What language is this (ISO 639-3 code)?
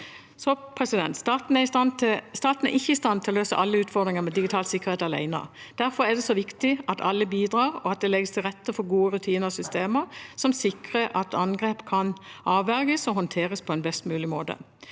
nor